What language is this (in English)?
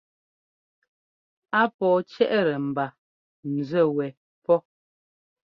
Ngomba